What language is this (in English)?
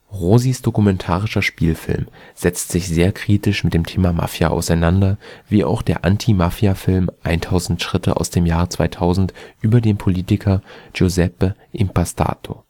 German